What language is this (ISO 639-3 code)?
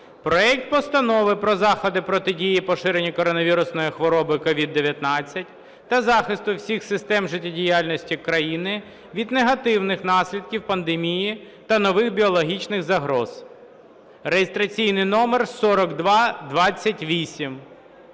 ukr